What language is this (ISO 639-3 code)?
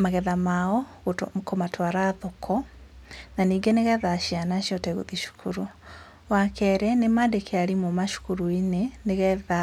kik